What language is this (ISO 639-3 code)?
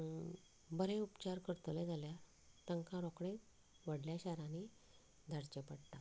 kok